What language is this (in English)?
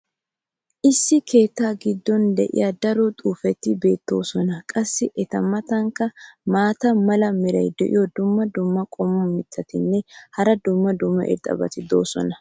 Wolaytta